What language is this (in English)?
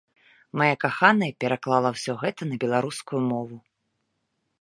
Belarusian